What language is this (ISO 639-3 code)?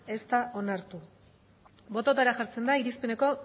eus